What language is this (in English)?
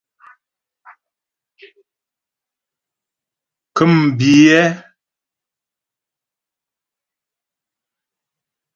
Ghomala